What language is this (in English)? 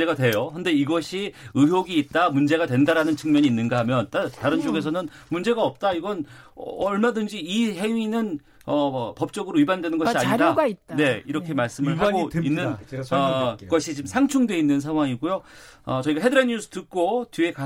Korean